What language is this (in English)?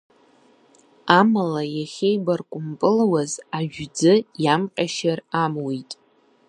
Abkhazian